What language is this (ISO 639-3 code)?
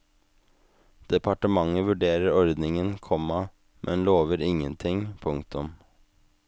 nor